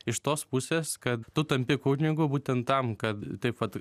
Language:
Lithuanian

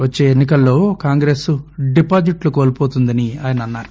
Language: Telugu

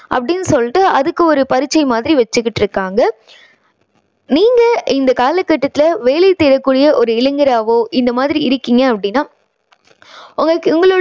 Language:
Tamil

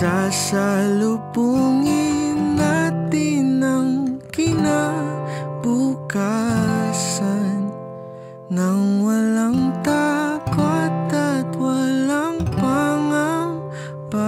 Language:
Filipino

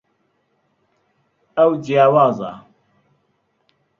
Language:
Central Kurdish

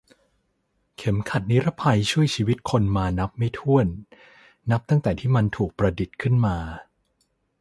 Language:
Thai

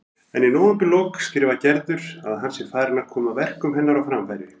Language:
Icelandic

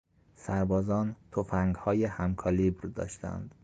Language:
Persian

